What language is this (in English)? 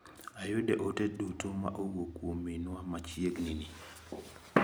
Luo (Kenya and Tanzania)